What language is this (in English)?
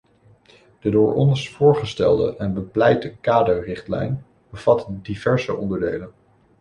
Dutch